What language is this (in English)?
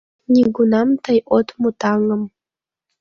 Mari